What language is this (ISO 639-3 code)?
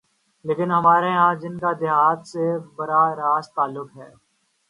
urd